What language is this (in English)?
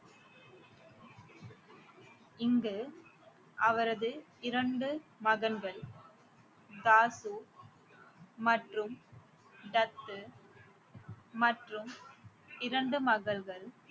Tamil